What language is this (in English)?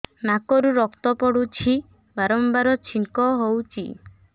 Odia